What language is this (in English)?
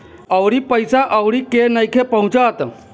Bhojpuri